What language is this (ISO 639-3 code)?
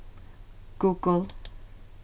fao